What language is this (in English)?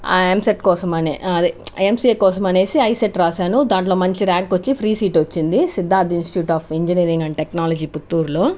Telugu